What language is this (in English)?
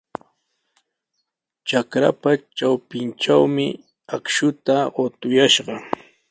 Sihuas Ancash Quechua